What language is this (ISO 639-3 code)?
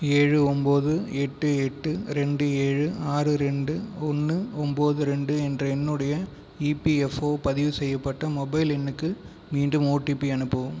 tam